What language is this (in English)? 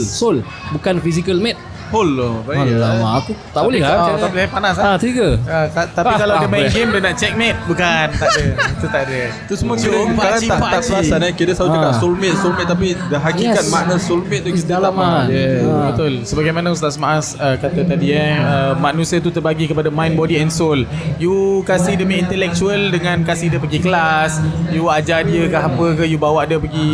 Malay